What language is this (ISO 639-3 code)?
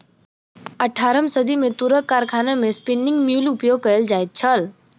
mai